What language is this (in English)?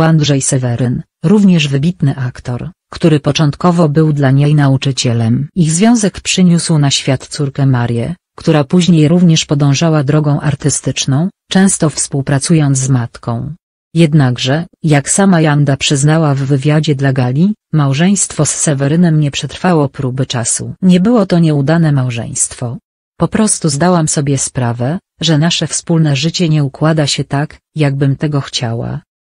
Polish